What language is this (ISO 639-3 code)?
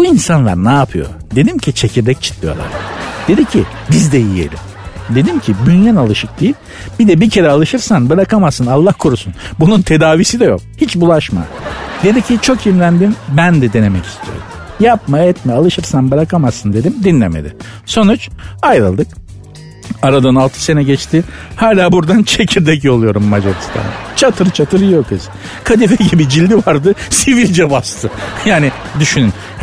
tur